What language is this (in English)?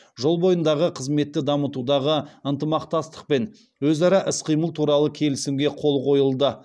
Kazakh